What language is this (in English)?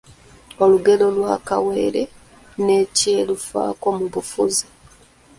Ganda